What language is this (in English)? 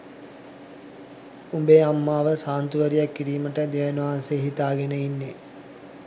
Sinhala